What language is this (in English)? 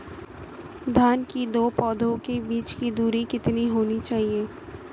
Hindi